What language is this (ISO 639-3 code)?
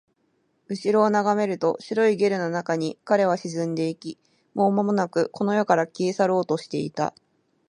jpn